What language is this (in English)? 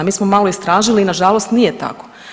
Croatian